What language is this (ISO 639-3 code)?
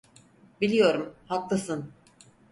tur